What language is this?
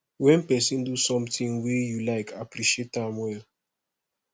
Nigerian Pidgin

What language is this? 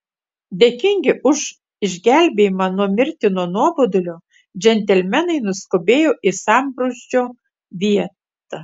Lithuanian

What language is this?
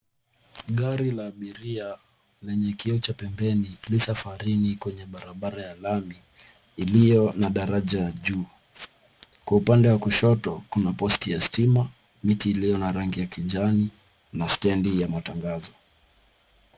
Swahili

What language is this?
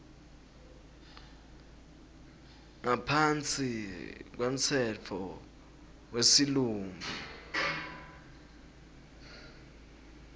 Swati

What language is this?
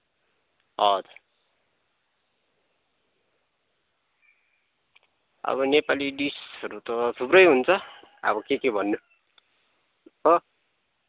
Nepali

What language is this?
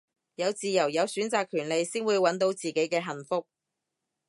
Cantonese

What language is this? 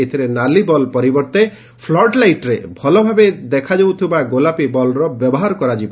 Odia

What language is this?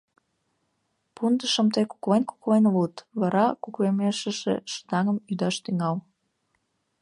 Mari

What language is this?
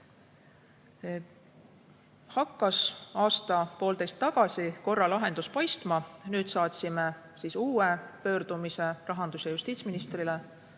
Estonian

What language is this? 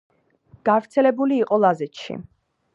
Georgian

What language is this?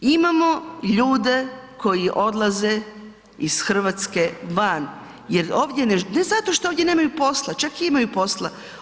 Croatian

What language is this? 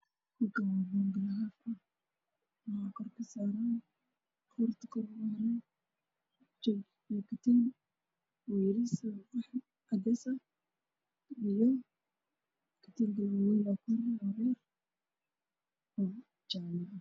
Somali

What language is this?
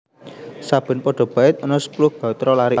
Javanese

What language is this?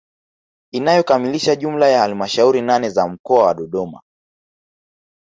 Swahili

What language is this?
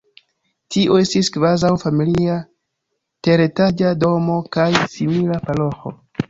Esperanto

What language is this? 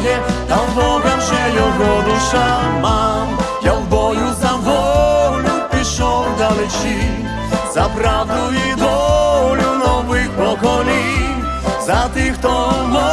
Ukrainian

